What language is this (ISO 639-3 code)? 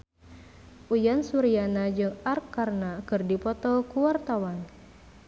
sun